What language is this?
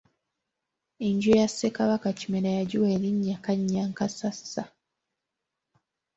Ganda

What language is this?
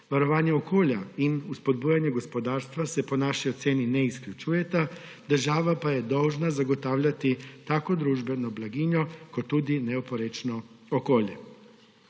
Slovenian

